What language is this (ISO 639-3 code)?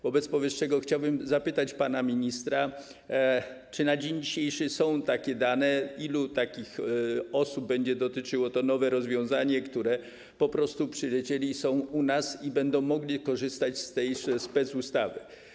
pol